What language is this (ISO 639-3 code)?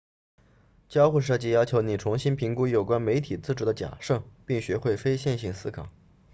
zho